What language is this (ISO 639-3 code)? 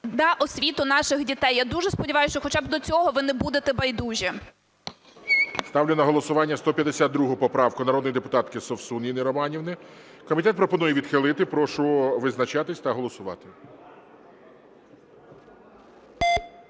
ukr